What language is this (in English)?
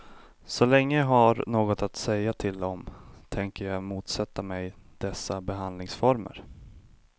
Swedish